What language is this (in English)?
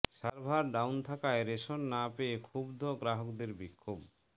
Bangla